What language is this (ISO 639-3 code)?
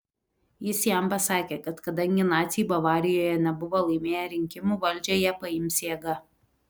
lit